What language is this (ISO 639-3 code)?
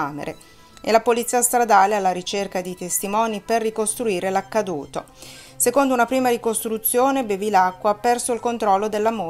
ita